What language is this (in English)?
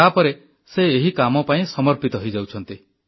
Odia